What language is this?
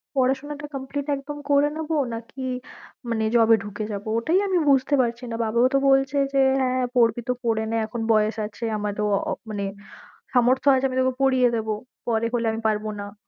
Bangla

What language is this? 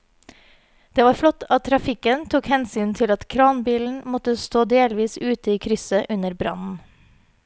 Norwegian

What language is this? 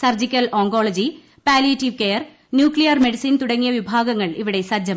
Malayalam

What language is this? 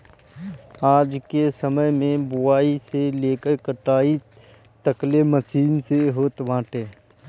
Bhojpuri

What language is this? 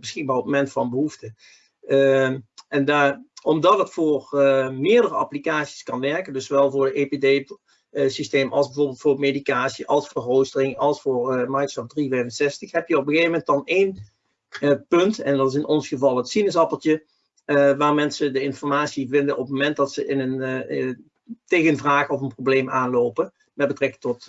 Dutch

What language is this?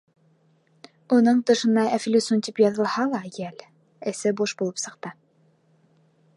Bashkir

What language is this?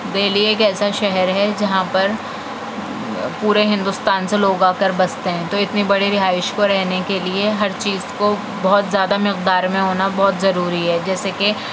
Urdu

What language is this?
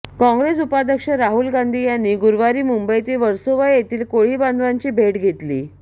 Marathi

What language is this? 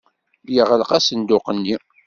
Kabyle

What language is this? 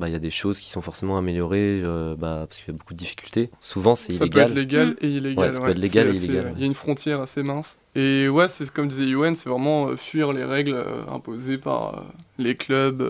French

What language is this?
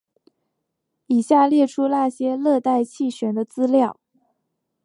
Chinese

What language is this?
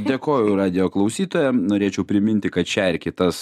Lithuanian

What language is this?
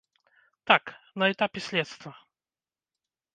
Belarusian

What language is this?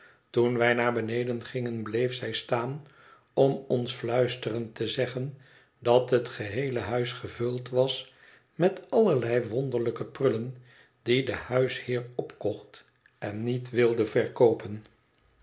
Dutch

